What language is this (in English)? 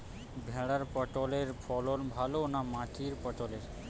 Bangla